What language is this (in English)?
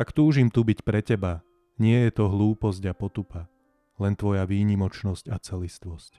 Slovak